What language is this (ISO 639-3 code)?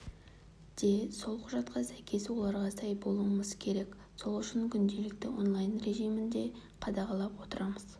kaz